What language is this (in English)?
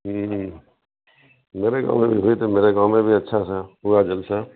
Urdu